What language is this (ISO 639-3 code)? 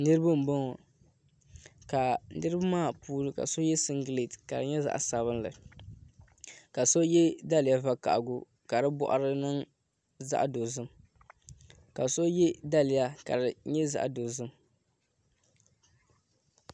dag